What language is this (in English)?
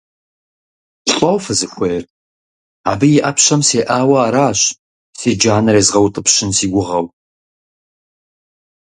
Kabardian